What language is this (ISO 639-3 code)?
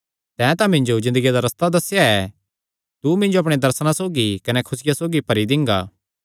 xnr